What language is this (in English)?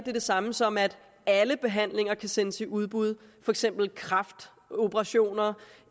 Danish